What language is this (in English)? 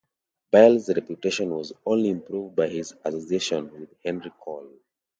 English